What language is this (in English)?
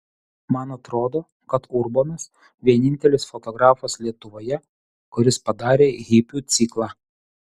Lithuanian